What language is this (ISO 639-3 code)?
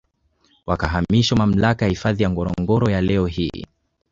swa